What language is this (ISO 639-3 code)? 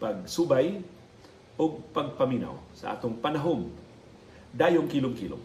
fil